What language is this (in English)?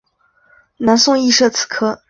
Chinese